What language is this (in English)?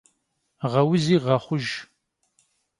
Kabardian